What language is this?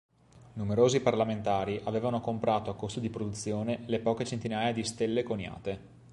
Italian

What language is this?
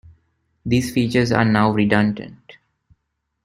English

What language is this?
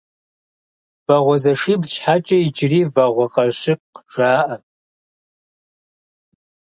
Kabardian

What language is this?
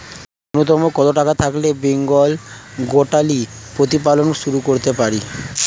Bangla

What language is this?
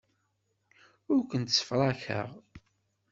Kabyle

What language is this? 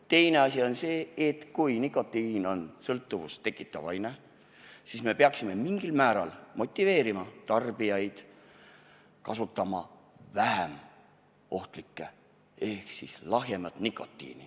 Estonian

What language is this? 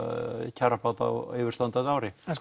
Icelandic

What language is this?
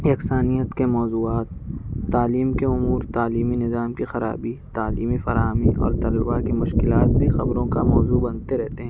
Urdu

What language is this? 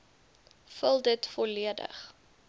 Afrikaans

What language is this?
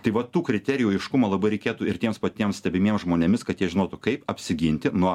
Lithuanian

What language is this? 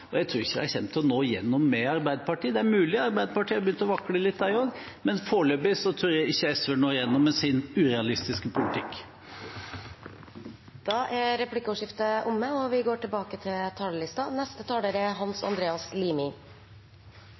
Norwegian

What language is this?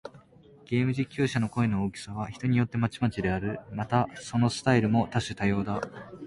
Japanese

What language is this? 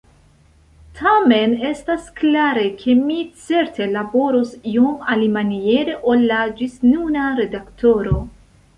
Esperanto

